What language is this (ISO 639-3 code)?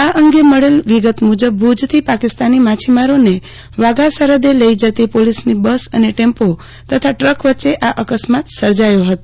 guj